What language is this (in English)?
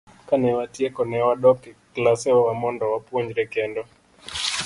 Luo (Kenya and Tanzania)